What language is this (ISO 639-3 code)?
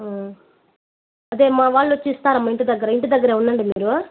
tel